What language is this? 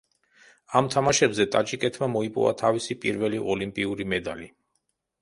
Georgian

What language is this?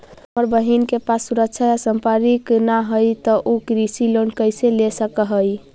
Magahi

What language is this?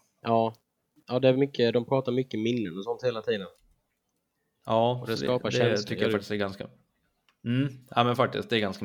Swedish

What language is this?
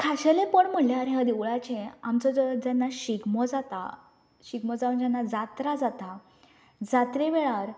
Konkani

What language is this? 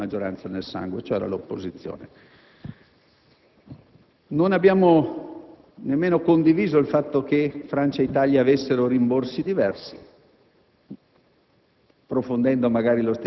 Italian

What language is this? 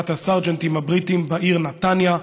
Hebrew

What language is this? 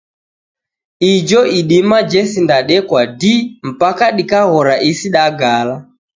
Taita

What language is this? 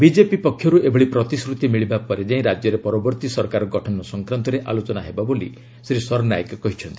Odia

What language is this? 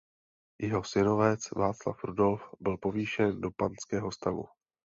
Czech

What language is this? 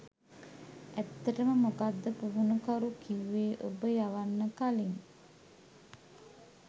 Sinhala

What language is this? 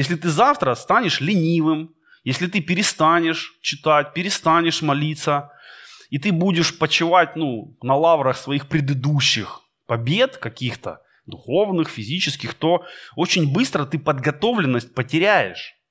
Russian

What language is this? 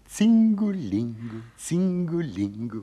Lithuanian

